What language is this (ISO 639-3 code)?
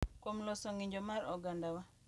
luo